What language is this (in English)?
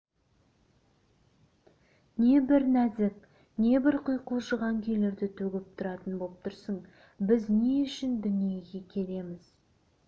Kazakh